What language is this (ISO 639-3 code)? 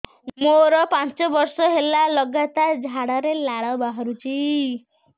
ori